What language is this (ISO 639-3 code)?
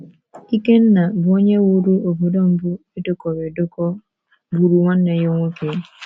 ibo